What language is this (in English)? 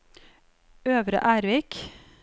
Norwegian